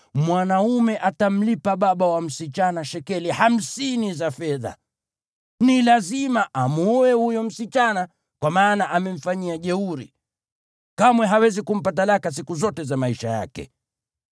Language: Swahili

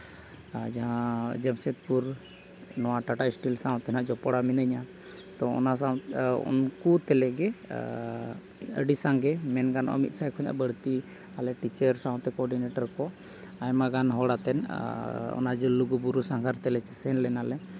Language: Santali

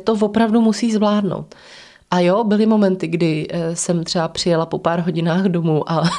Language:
Czech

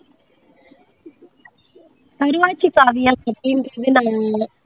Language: Tamil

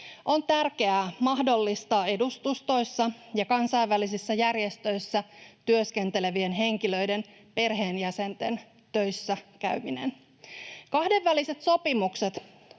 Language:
Finnish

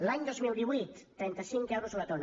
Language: Catalan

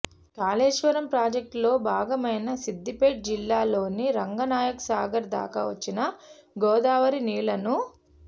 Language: Telugu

